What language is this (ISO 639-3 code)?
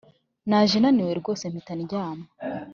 kin